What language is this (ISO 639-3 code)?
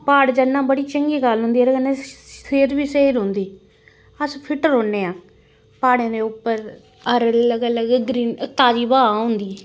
doi